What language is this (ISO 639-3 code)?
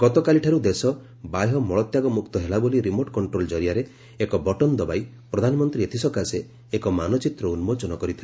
ori